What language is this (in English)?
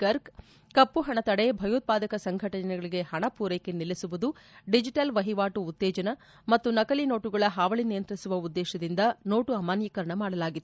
Kannada